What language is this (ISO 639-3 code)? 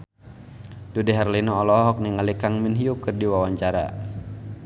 sun